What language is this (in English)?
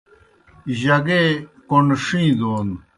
Kohistani Shina